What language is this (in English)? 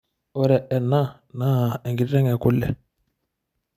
Masai